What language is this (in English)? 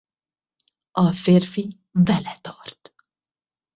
Hungarian